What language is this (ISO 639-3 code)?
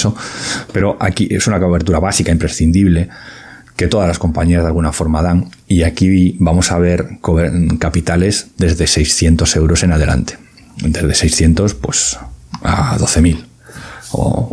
spa